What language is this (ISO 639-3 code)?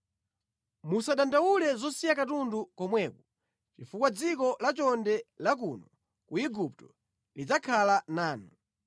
nya